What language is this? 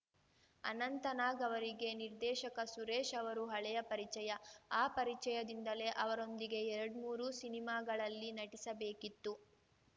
Kannada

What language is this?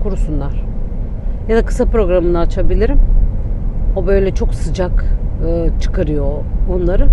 Turkish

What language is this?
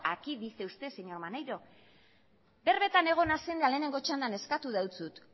Basque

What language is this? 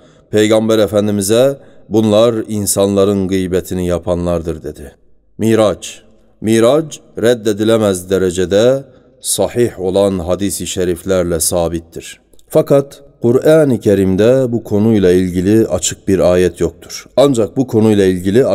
Turkish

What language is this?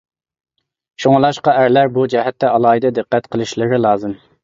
Uyghur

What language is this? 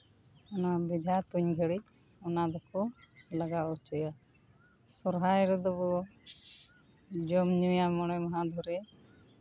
Santali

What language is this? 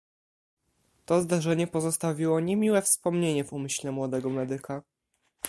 Polish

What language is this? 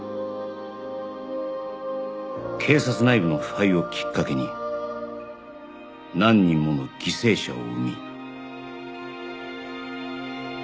Japanese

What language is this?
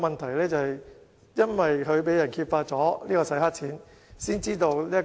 Cantonese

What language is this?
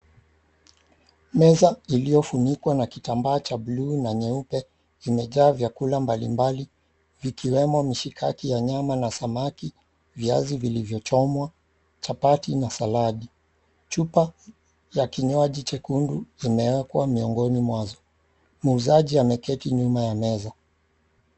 Swahili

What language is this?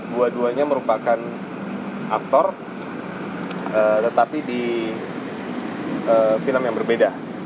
Indonesian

